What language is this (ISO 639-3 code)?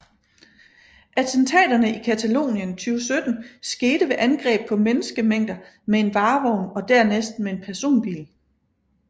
dan